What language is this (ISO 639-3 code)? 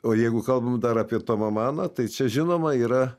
lit